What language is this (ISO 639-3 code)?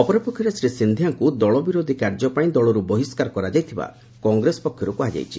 ori